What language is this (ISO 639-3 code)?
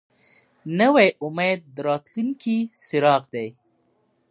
pus